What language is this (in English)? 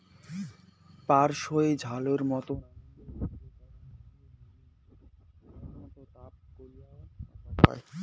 Bangla